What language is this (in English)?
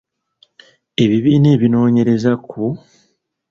Ganda